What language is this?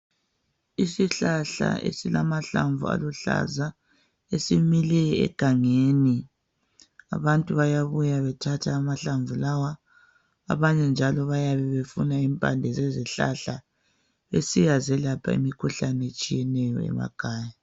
North Ndebele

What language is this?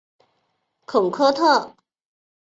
Chinese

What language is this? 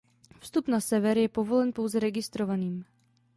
Czech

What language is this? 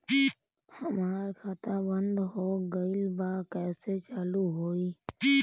Bhojpuri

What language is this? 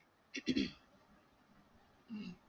Marathi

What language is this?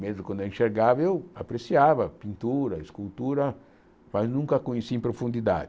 Portuguese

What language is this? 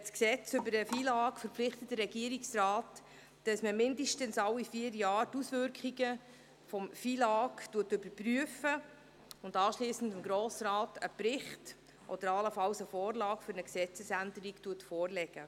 Swiss German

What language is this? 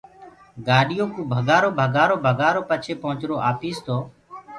Gurgula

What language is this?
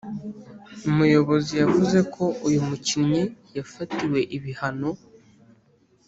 Kinyarwanda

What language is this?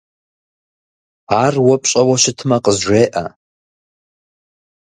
Kabardian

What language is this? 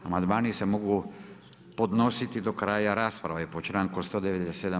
Croatian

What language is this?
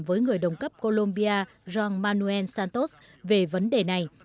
Vietnamese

